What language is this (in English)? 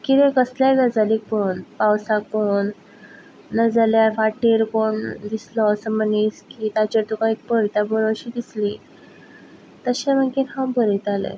Konkani